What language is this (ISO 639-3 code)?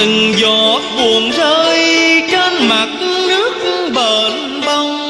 vie